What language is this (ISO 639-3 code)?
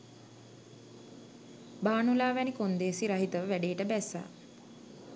sin